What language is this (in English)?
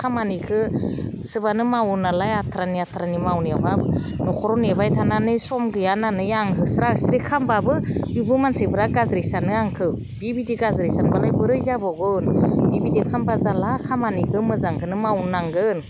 Bodo